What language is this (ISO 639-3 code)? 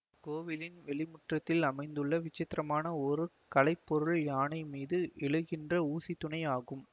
tam